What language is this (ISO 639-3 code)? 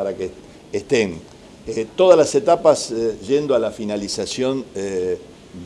spa